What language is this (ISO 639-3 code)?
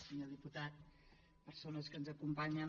cat